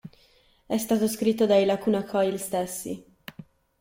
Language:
Italian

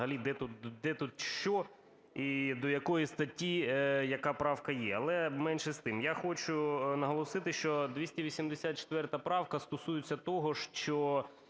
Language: Ukrainian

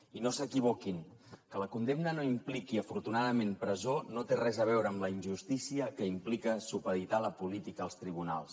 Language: Catalan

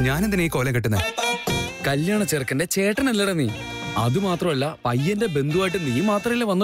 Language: Arabic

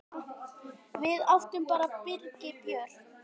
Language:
Icelandic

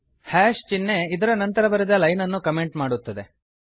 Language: Kannada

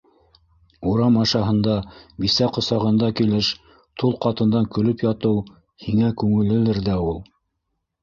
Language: Bashkir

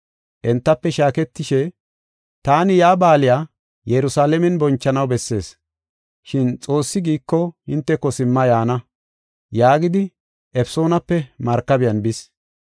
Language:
Gofa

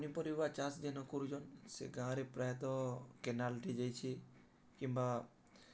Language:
Odia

